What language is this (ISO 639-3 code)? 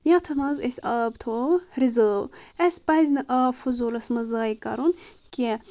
kas